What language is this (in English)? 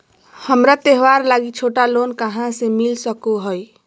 Magahi